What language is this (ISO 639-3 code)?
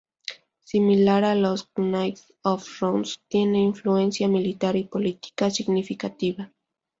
spa